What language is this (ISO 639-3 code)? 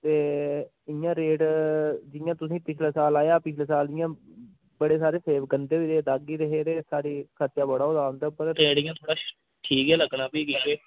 doi